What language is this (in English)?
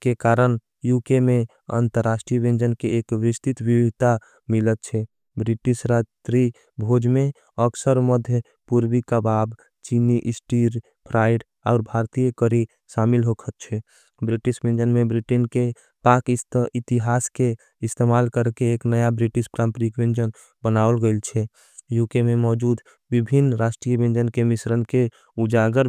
Angika